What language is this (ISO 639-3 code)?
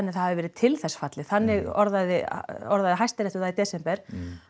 isl